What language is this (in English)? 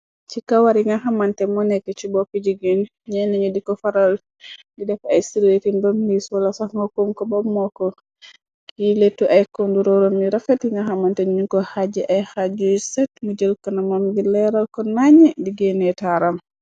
Wolof